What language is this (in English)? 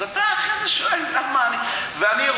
Hebrew